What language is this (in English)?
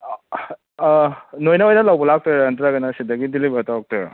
Manipuri